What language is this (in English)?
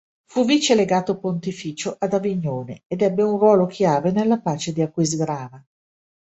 Italian